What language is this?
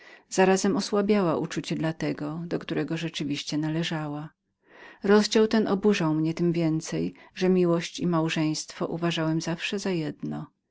Polish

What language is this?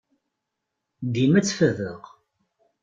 Kabyle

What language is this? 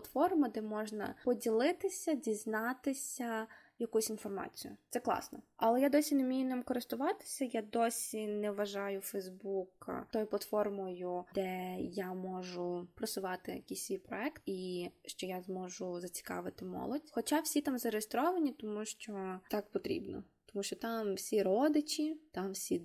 Ukrainian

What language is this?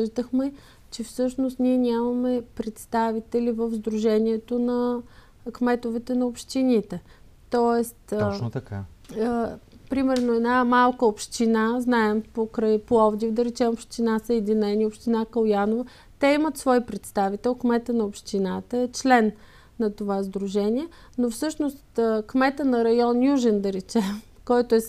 Bulgarian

